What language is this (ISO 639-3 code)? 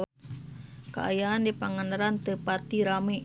sun